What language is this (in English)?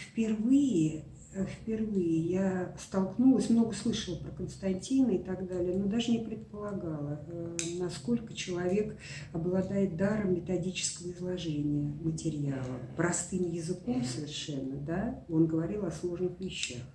Russian